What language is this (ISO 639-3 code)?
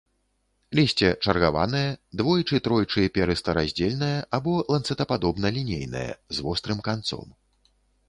bel